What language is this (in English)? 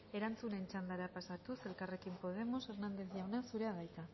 Basque